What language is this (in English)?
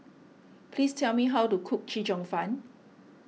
English